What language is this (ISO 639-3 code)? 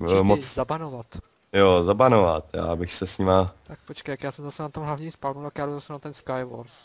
ces